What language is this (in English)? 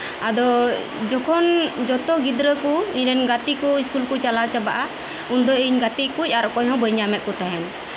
Santali